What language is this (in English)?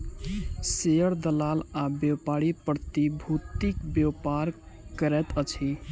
Maithili